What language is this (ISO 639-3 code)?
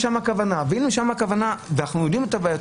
heb